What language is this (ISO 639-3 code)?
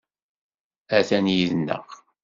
kab